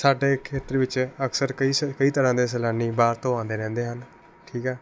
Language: Punjabi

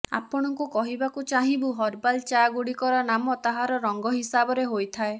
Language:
Odia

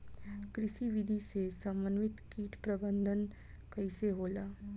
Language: Bhojpuri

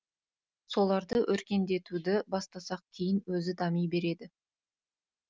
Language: Kazakh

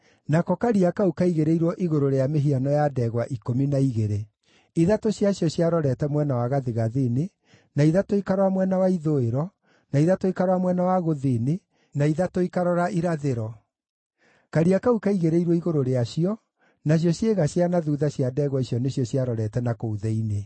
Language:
Kikuyu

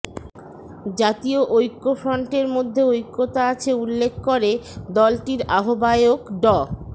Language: Bangla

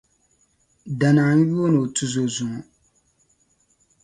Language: Dagbani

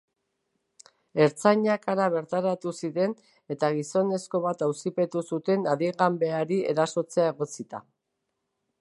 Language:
Basque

